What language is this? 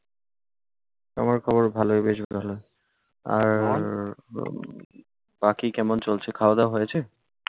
Bangla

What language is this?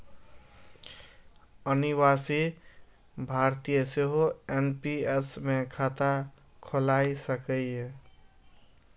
Maithili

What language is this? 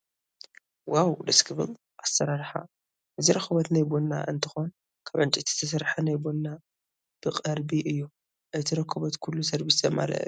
Tigrinya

